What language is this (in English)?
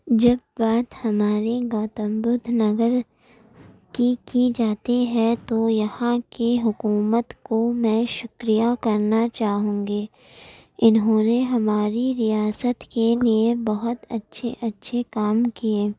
Urdu